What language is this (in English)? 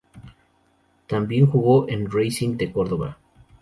Spanish